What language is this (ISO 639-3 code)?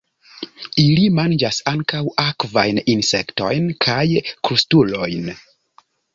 epo